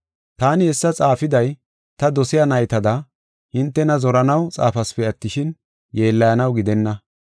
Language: Gofa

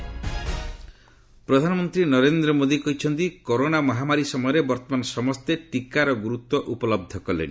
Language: Odia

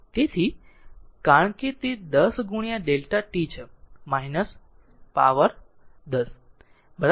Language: Gujarati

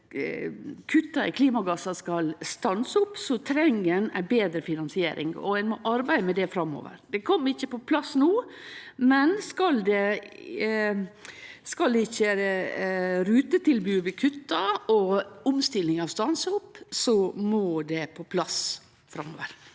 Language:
Norwegian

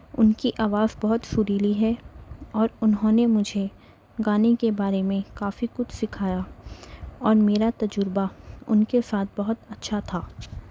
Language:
Urdu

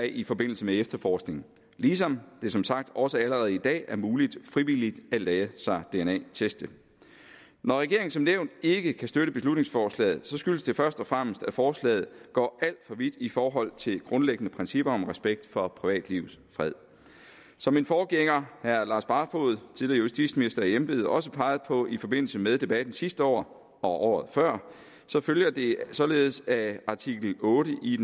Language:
Danish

